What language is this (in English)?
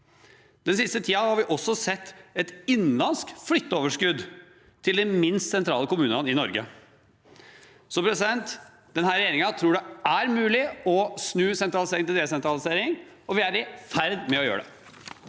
Norwegian